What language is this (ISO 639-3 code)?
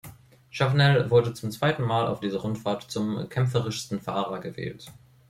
deu